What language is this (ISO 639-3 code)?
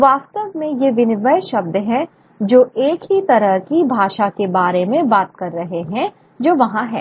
hin